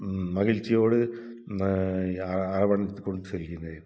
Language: Tamil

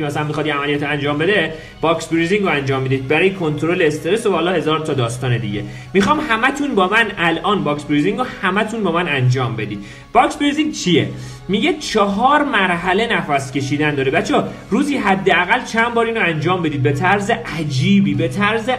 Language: Persian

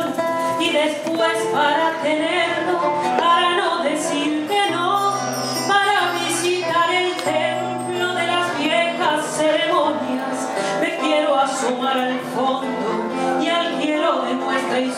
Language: Bulgarian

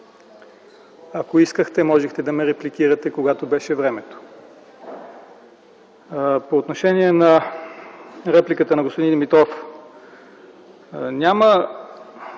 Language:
Bulgarian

